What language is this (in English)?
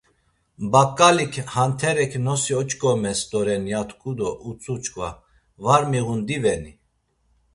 Laz